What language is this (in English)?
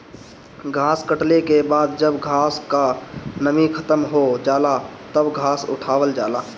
Bhojpuri